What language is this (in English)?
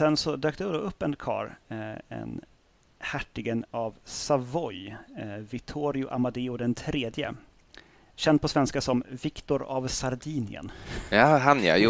Swedish